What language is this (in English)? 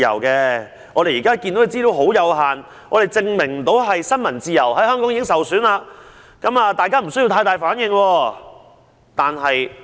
Cantonese